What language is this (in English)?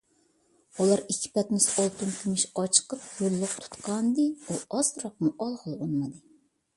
Uyghur